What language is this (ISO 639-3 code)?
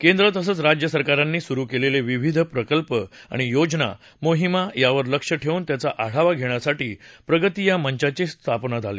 mar